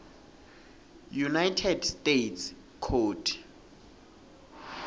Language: Swati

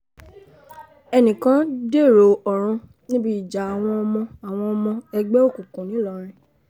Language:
Yoruba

